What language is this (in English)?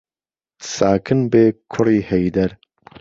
Central Kurdish